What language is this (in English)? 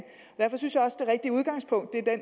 Danish